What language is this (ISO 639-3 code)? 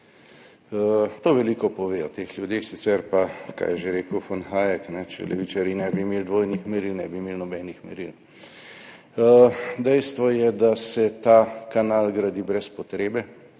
slv